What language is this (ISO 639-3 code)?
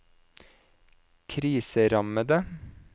nor